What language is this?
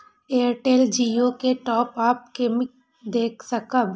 Maithili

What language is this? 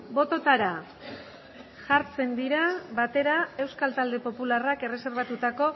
Basque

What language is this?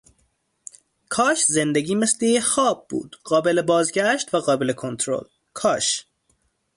Persian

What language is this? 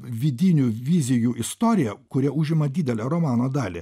Lithuanian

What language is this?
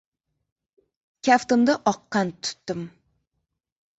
Uzbek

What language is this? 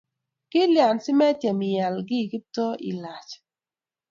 Kalenjin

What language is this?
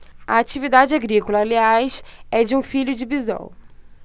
Portuguese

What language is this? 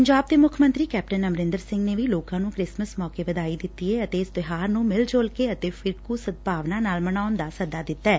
Punjabi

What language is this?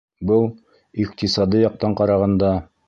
Bashkir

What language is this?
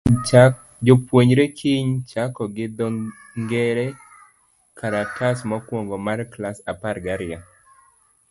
Luo (Kenya and Tanzania)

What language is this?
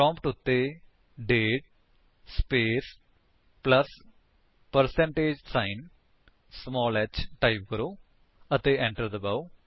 Punjabi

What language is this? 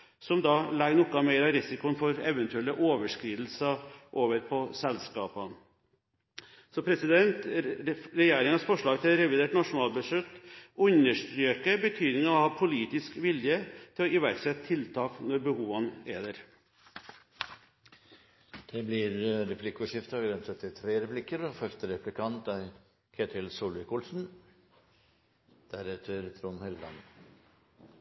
Norwegian Bokmål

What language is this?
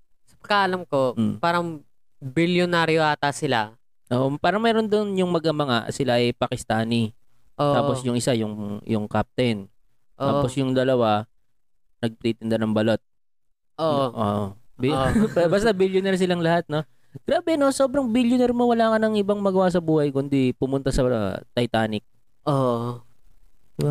Filipino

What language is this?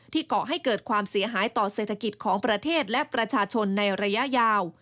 Thai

